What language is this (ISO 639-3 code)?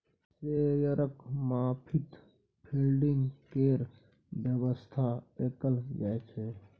mai